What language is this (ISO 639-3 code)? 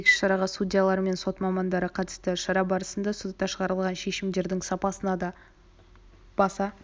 kaz